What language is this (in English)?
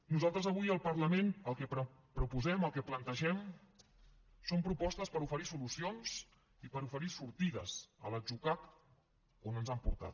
Catalan